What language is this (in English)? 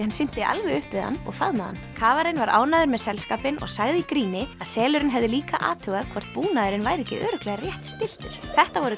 Icelandic